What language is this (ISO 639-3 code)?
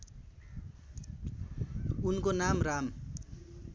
nep